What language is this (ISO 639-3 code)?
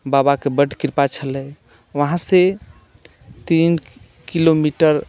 mai